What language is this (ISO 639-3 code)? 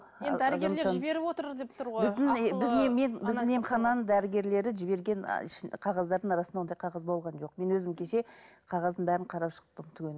kaz